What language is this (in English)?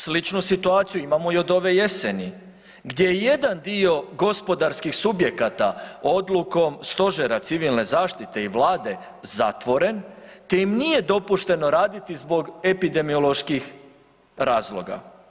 Croatian